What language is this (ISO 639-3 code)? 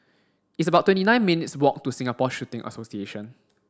eng